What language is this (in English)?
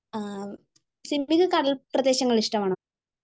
Malayalam